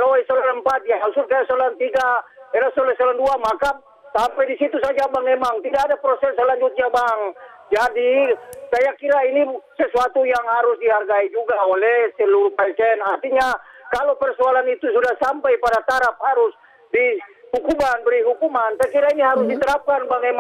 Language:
Indonesian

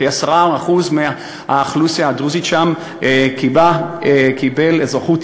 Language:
Hebrew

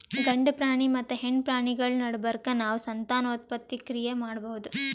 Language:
Kannada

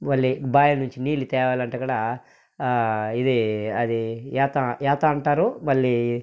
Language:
Telugu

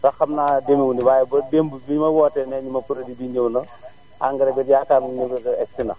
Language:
Wolof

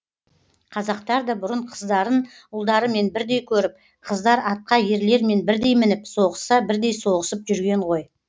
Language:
Kazakh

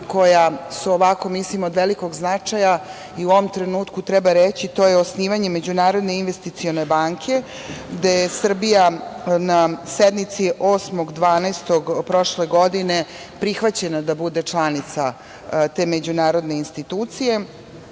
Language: Serbian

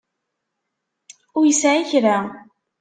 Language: Kabyle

